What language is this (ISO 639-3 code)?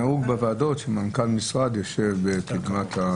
heb